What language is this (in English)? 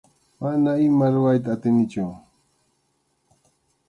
Arequipa-La Unión Quechua